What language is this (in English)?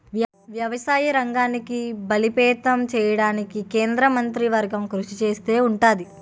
Telugu